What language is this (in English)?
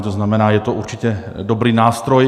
Czech